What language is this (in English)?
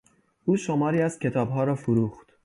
Persian